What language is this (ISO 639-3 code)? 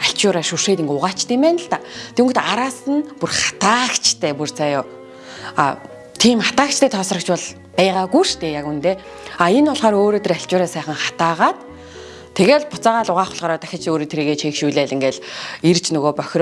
tur